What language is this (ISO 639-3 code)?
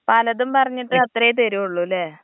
mal